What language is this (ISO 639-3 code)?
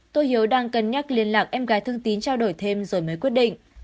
vie